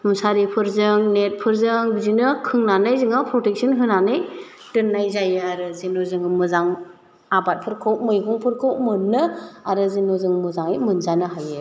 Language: Bodo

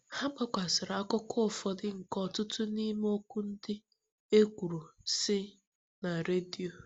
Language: Igbo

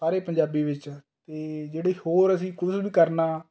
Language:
Punjabi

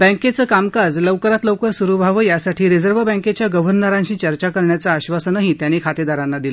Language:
Marathi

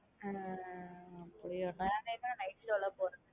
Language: Tamil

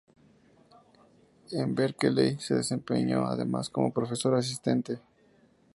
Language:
Spanish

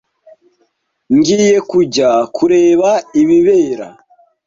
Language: Kinyarwanda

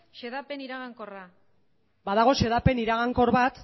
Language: Basque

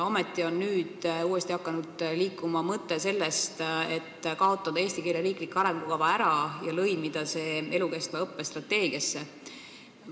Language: Estonian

